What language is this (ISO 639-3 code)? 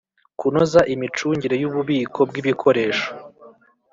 kin